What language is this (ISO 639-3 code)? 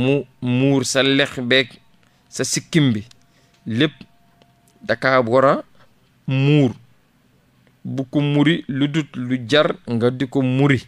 fra